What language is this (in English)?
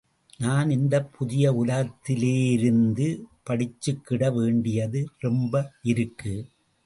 Tamil